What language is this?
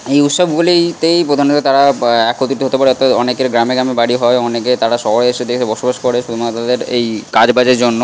Bangla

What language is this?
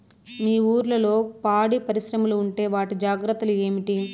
Telugu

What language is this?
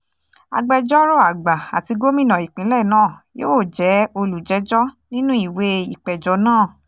Yoruba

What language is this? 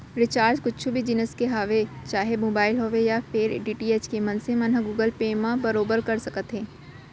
Chhattisgarhi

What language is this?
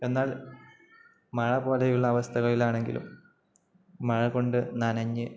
Malayalam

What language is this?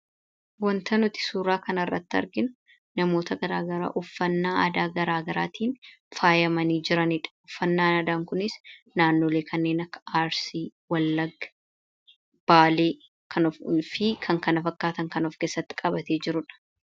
Oromo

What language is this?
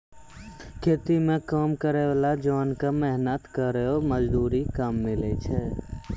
Maithili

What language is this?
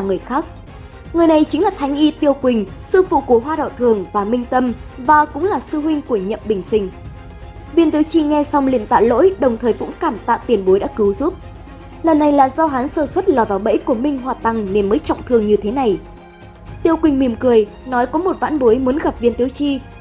Vietnamese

